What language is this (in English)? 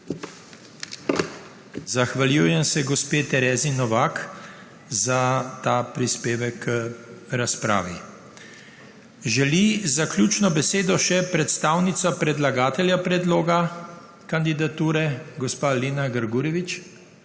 Slovenian